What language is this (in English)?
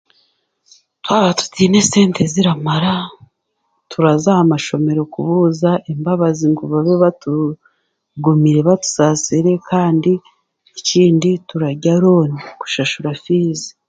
Chiga